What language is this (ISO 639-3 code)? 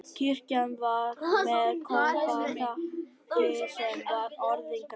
isl